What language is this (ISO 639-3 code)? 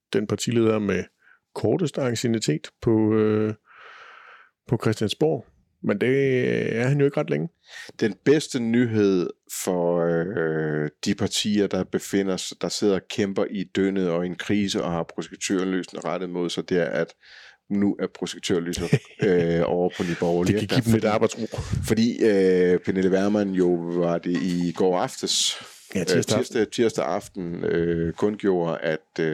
dan